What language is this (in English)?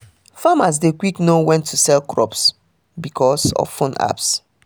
Nigerian Pidgin